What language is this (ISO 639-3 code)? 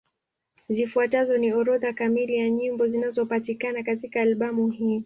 swa